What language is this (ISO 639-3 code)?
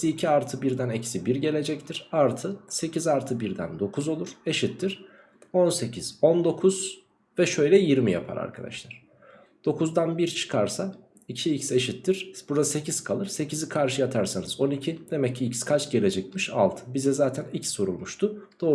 tur